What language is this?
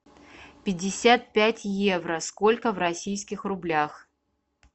Russian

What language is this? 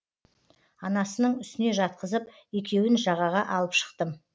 Kazakh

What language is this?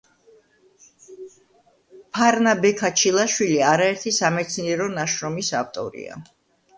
Georgian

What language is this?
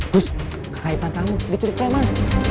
Indonesian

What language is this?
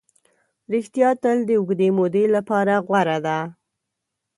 Pashto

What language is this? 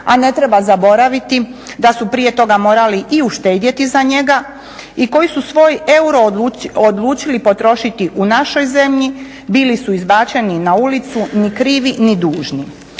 Croatian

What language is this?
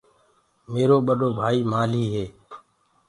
Gurgula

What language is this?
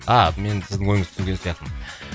Kazakh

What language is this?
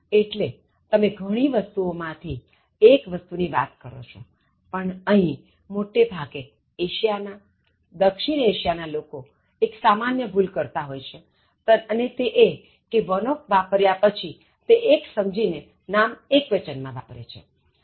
Gujarati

